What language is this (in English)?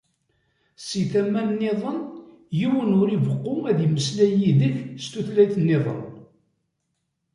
Kabyle